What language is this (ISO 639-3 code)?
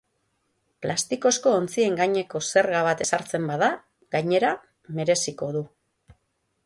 eus